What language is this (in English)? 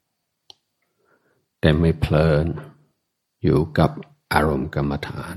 Thai